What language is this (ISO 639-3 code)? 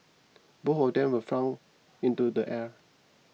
eng